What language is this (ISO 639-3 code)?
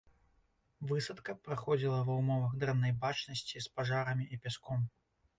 bel